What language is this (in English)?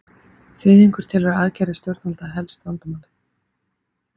Icelandic